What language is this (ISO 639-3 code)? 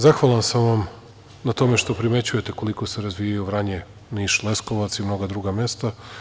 srp